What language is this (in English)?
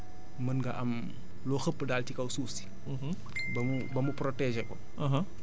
Wolof